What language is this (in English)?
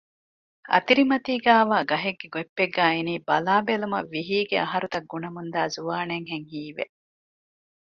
Divehi